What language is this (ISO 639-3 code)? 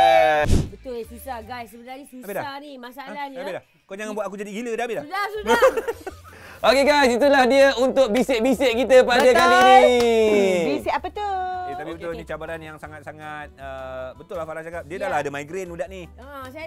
msa